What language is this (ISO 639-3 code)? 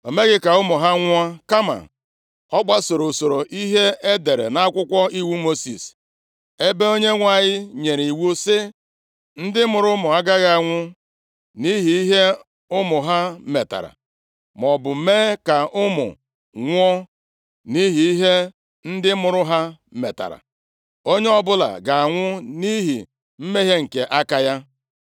ibo